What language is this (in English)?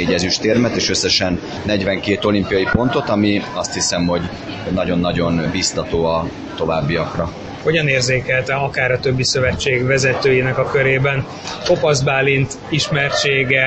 Hungarian